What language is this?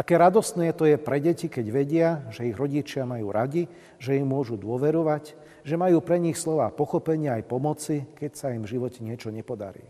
Slovak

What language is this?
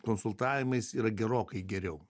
Lithuanian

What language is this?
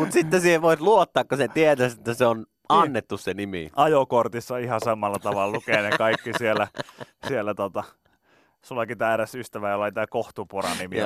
Finnish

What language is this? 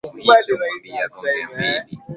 Swahili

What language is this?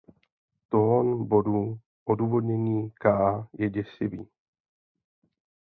Czech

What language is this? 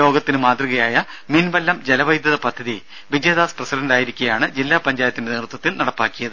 Malayalam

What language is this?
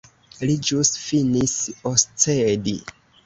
Esperanto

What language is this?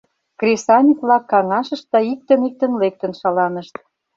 Mari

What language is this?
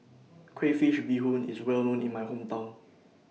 English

